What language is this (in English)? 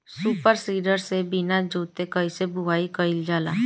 Bhojpuri